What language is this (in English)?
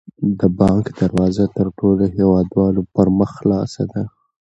Pashto